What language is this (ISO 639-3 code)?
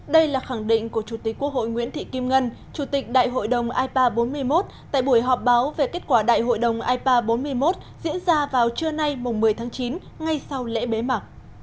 vie